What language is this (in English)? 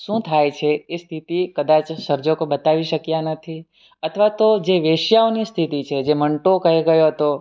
Gujarati